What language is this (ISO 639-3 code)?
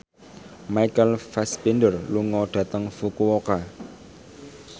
jav